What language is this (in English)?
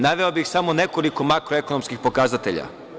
Serbian